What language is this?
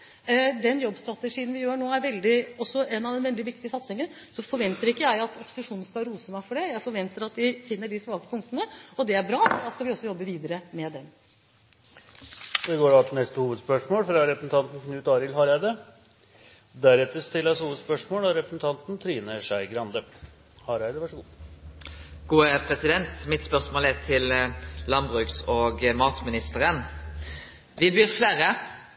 Norwegian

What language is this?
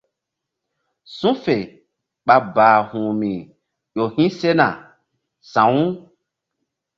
Mbum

